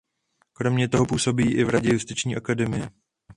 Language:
Czech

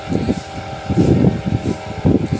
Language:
Hindi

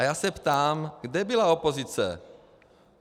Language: Czech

